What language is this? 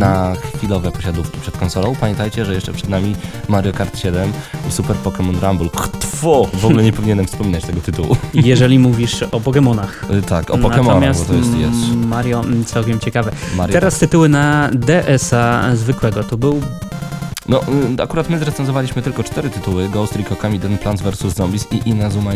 Polish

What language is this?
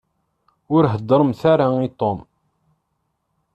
Kabyle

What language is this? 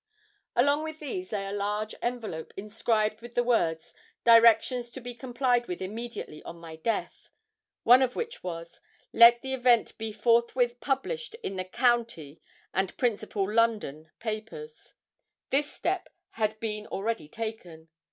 English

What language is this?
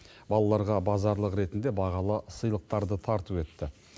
Kazakh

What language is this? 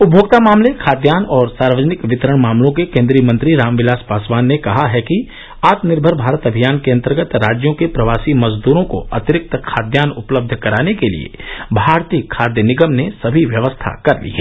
Hindi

